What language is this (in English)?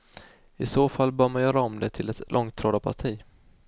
Swedish